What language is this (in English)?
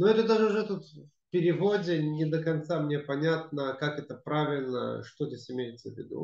Russian